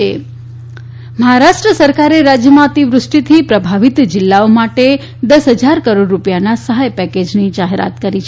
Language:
Gujarati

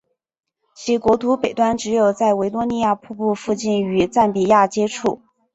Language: Chinese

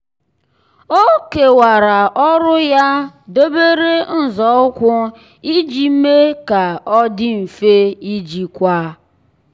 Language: Igbo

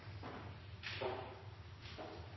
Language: Norwegian Nynorsk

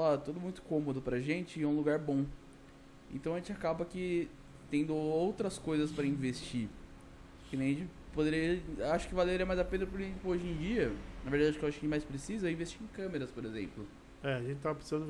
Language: Portuguese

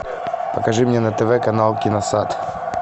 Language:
Russian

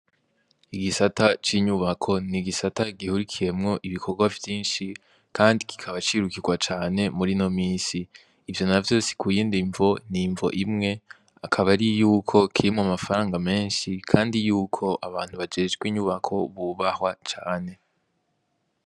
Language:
Rundi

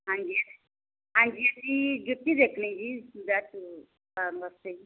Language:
Punjabi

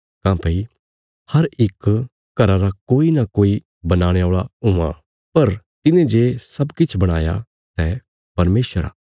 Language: Bilaspuri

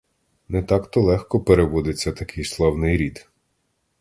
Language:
Ukrainian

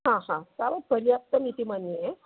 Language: Sanskrit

